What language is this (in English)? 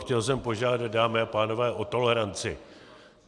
Czech